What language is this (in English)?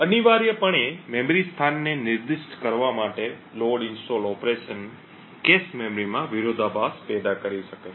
Gujarati